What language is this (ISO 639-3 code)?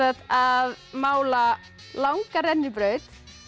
isl